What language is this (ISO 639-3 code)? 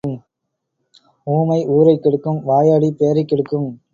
tam